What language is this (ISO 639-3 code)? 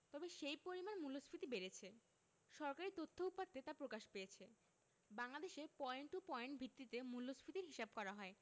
ben